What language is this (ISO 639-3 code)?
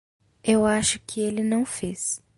por